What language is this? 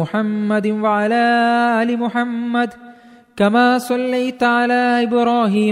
Malayalam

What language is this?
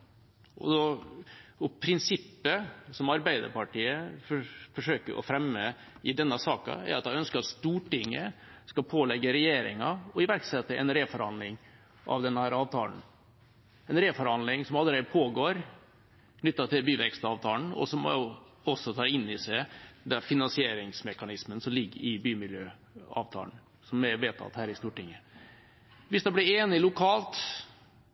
Norwegian Bokmål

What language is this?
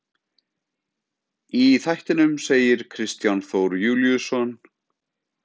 Icelandic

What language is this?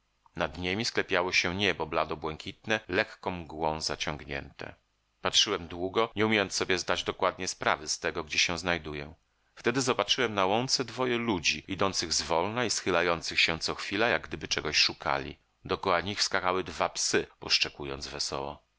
Polish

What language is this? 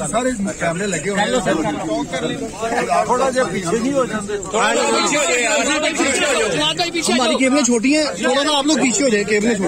Arabic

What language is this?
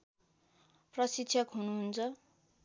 Nepali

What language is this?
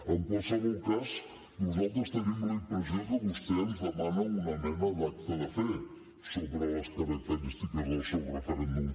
Catalan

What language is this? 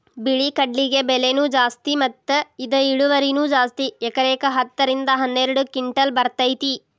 Kannada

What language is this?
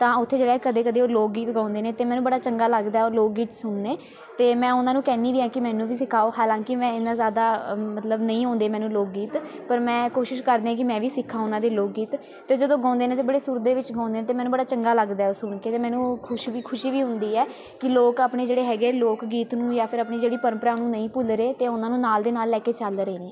Punjabi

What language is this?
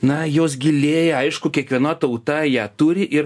Lithuanian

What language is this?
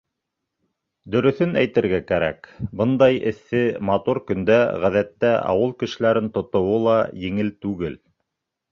Bashkir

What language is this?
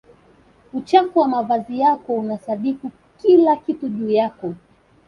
Swahili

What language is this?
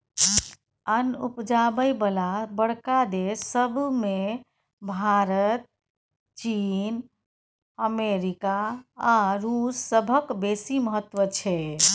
Maithili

